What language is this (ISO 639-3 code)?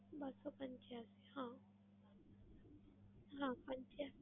guj